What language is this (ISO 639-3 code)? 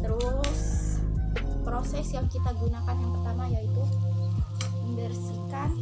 ind